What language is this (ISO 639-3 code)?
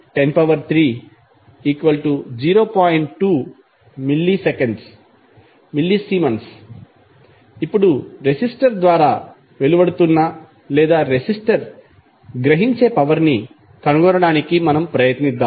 tel